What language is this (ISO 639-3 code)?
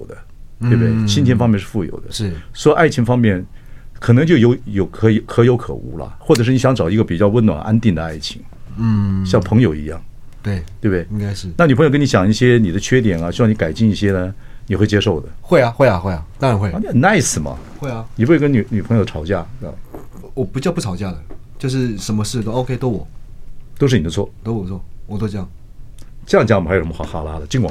zho